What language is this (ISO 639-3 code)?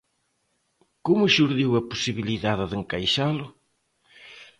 glg